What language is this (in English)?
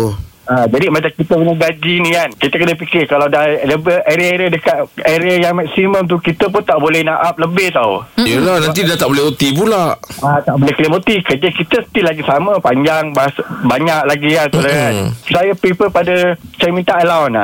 Malay